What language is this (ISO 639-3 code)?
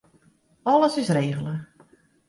fry